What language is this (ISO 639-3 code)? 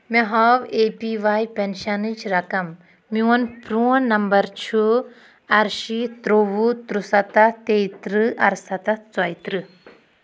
kas